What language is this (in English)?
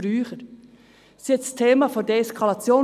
Swiss German